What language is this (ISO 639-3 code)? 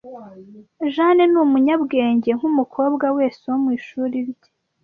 kin